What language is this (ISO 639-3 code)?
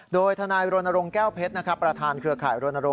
tha